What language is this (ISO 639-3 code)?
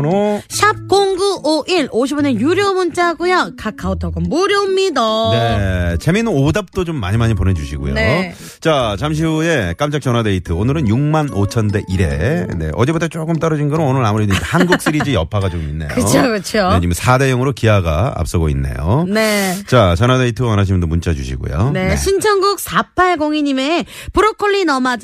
kor